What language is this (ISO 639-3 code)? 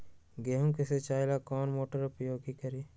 mag